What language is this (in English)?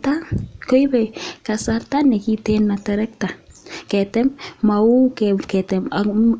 Kalenjin